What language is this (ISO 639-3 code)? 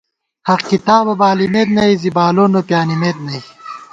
gwt